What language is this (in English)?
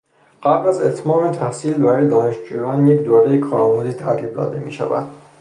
Persian